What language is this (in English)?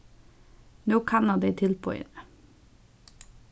Faroese